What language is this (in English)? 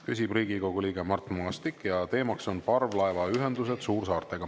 Estonian